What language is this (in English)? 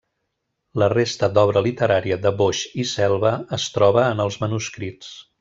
Catalan